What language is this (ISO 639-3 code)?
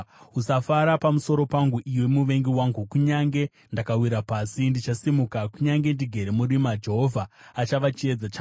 sna